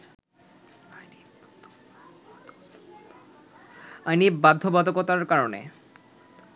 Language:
Bangla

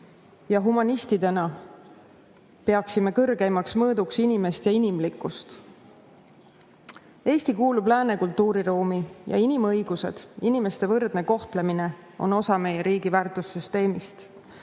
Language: Estonian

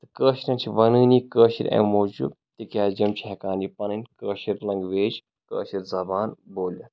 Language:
Kashmiri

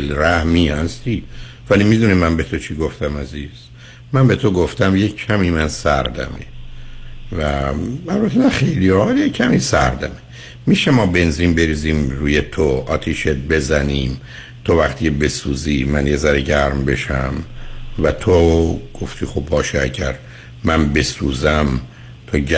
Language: Persian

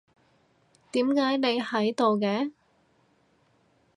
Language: Cantonese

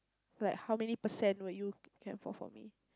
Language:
English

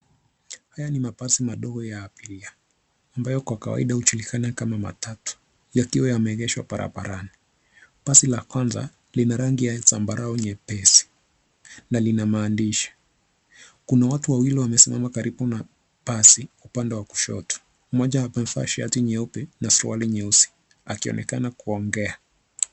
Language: Swahili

